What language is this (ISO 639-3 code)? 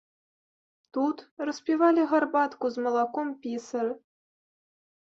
bel